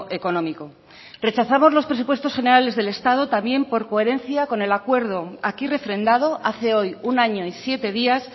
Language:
Spanish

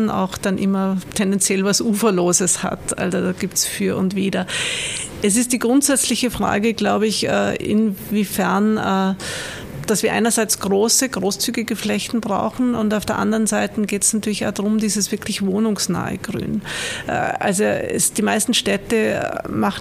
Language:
German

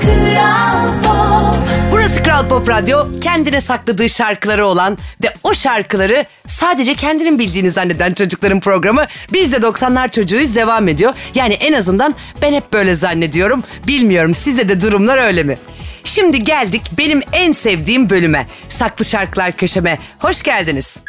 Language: Turkish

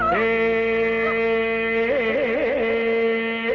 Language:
English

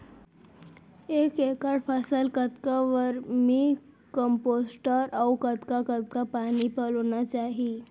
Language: Chhattisgarhi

